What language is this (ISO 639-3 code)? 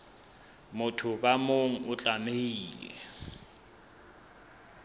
sot